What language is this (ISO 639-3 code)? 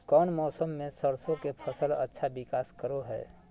mag